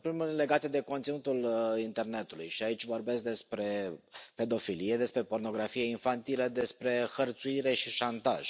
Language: Romanian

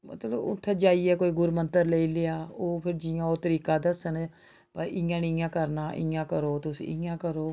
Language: Dogri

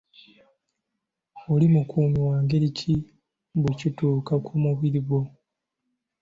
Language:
Ganda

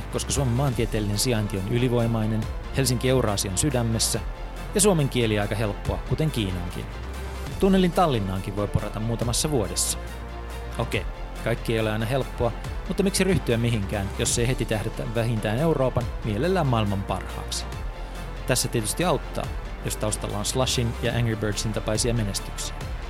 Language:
Finnish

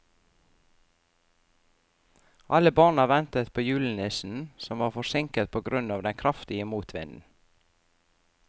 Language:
Norwegian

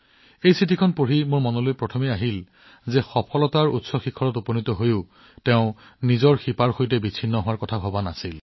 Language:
Assamese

